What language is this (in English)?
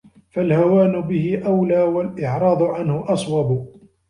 Arabic